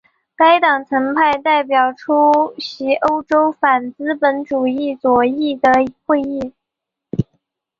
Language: Chinese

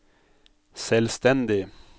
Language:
Norwegian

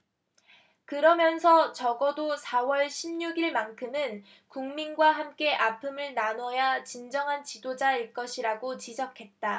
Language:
Korean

